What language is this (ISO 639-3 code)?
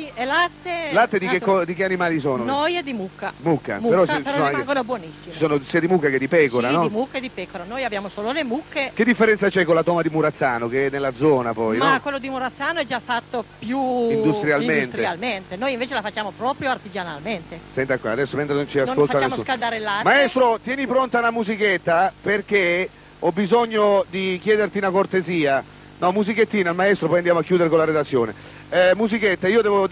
ita